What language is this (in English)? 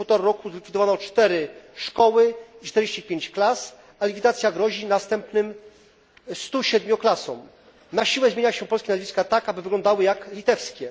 Polish